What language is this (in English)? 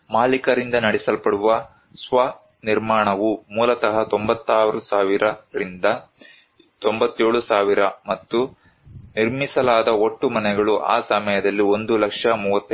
Kannada